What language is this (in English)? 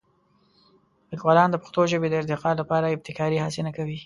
Pashto